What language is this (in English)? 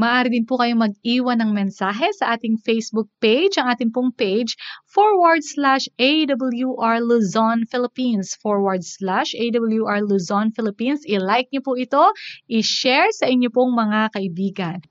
Filipino